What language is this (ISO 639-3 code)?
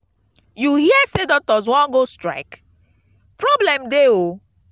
pcm